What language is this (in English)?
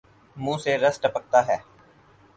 Urdu